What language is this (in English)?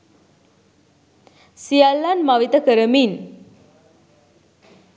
Sinhala